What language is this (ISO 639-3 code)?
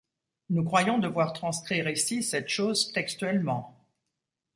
fra